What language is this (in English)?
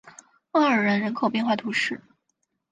Chinese